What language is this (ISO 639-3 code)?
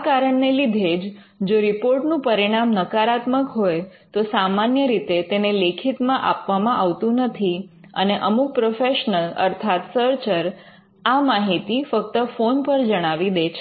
guj